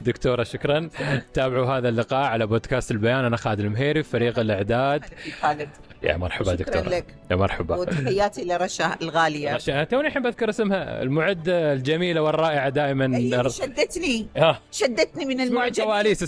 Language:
Arabic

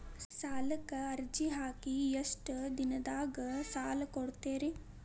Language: Kannada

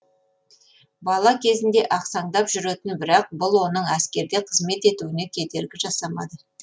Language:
Kazakh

